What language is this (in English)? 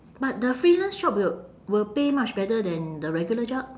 English